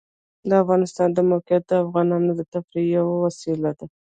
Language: Pashto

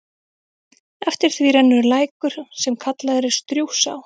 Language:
Icelandic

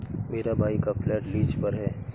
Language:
Hindi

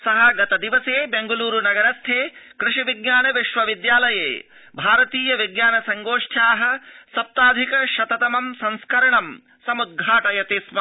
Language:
Sanskrit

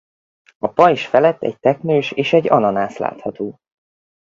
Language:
Hungarian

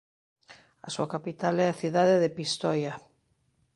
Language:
Galician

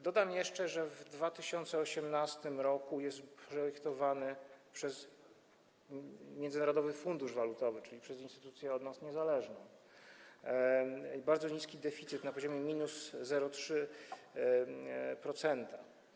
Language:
Polish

